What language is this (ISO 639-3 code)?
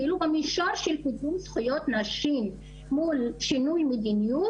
heb